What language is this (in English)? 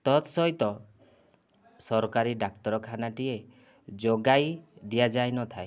Odia